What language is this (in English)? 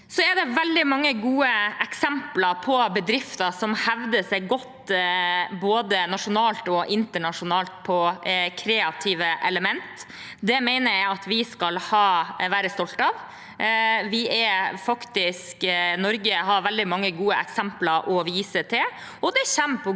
Norwegian